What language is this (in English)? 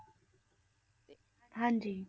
Punjabi